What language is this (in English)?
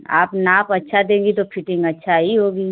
Hindi